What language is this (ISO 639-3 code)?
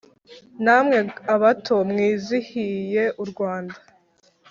kin